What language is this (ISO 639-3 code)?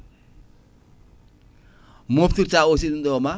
ful